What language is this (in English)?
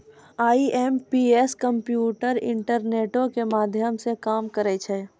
Maithili